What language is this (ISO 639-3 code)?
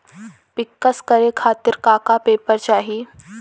bho